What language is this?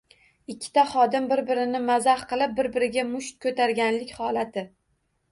Uzbek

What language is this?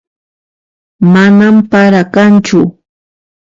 Puno Quechua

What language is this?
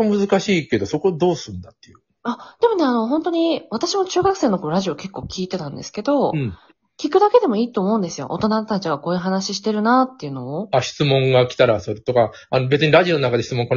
Japanese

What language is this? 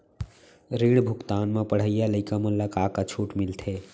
Chhattisgarhi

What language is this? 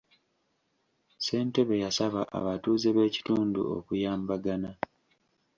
Ganda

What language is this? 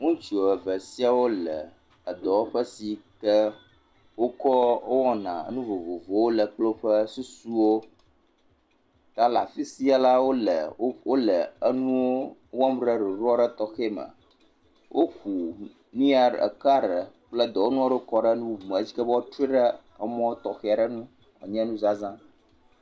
Ewe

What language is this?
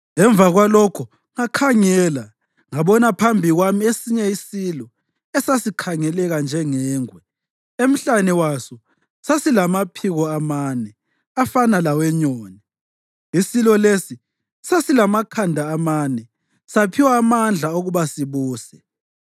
North Ndebele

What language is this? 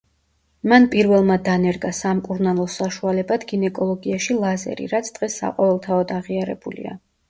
Georgian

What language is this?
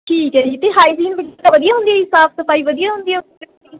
Punjabi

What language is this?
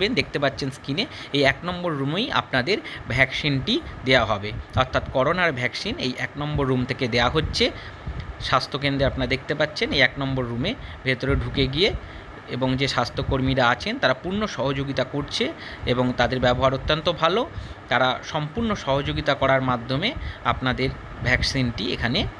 Hindi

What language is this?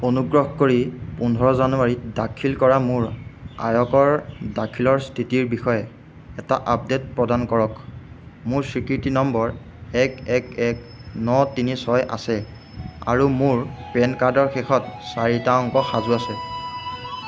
Assamese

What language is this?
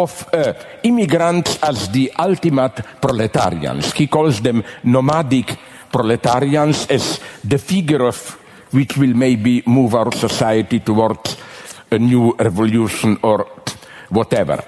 Romanian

